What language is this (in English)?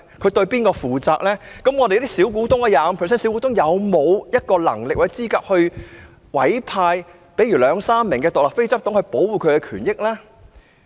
Cantonese